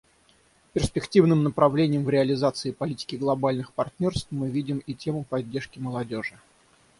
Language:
Russian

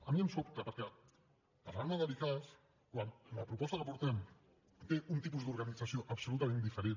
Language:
Catalan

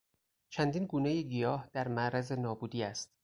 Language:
Persian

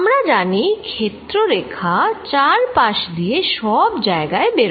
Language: Bangla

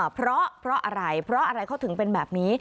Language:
Thai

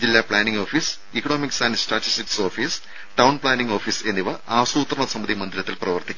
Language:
Malayalam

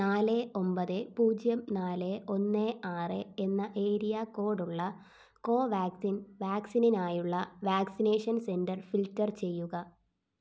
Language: Malayalam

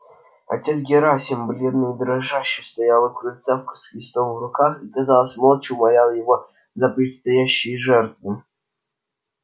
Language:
Russian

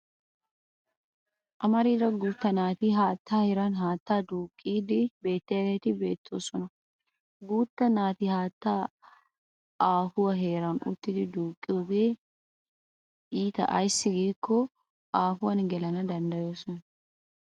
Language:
Wolaytta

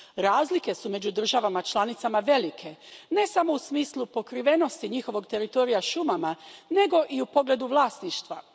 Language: Croatian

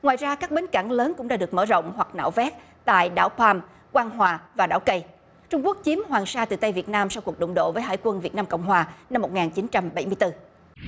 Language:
Vietnamese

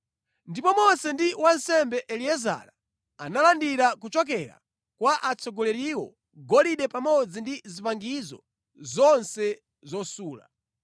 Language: Nyanja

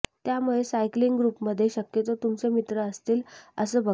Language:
Marathi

